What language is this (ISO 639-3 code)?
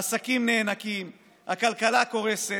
heb